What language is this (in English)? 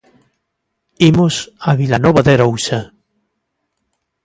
Galician